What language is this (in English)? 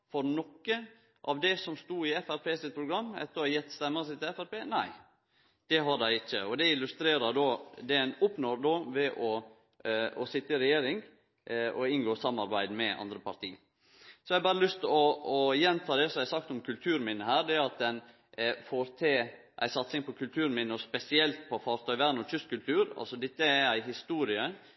Norwegian Nynorsk